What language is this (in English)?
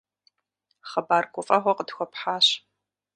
Kabardian